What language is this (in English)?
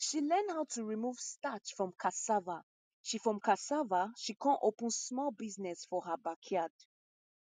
Nigerian Pidgin